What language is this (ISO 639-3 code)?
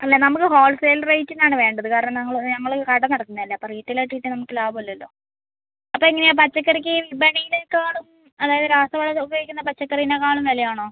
mal